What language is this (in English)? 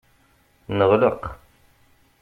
Kabyle